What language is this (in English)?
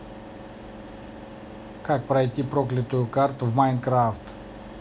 Russian